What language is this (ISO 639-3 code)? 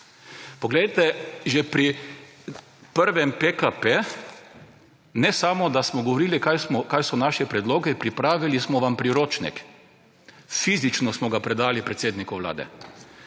slv